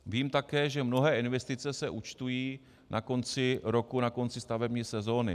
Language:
Czech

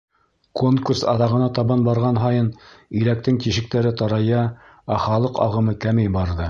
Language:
Bashkir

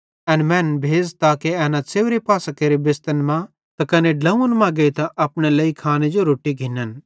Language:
Bhadrawahi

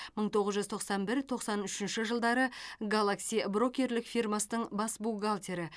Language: Kazakh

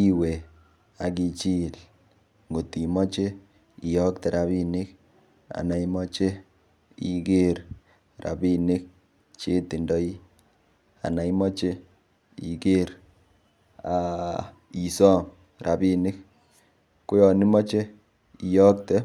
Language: Kalenjin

